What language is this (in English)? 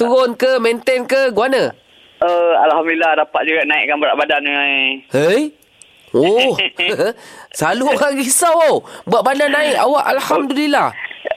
Malay